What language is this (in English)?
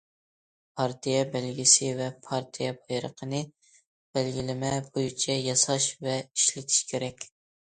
Uyghur